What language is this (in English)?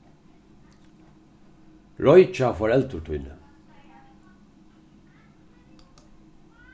Faroese